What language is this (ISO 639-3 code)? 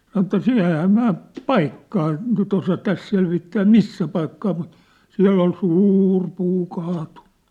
fin